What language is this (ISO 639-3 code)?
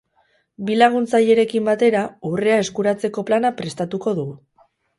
eus